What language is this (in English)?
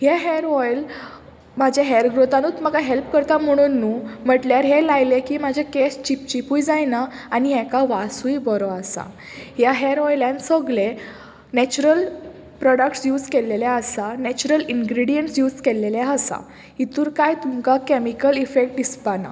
Konkani